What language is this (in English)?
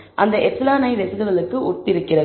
Tamil